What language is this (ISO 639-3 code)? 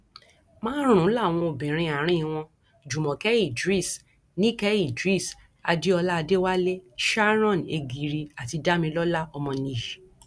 yor